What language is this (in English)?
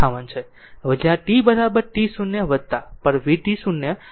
Gujarati